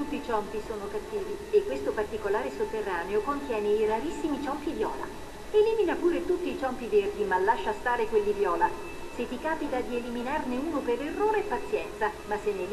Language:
Italian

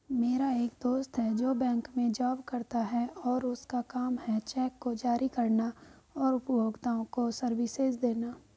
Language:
Hindi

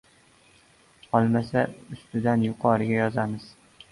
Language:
Uzbek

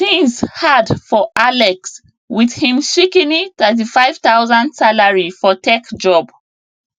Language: Nigerian Pidgin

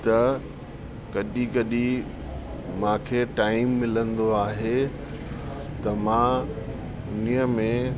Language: Sindhi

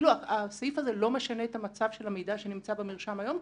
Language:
Hebrew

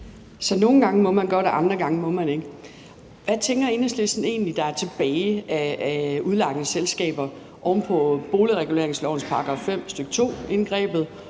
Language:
Danish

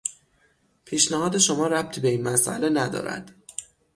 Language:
Persian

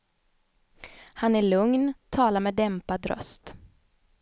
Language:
Swedish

